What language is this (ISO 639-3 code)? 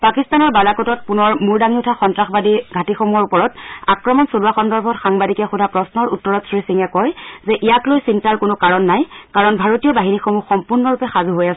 asm